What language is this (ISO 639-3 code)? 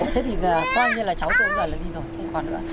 vie